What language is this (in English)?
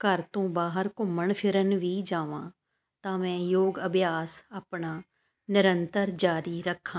Punjabi